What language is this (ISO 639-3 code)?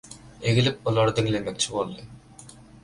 tuk